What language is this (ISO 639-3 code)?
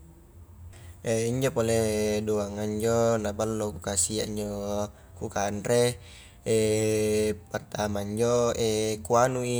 kjk